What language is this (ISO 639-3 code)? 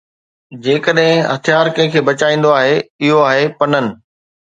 snd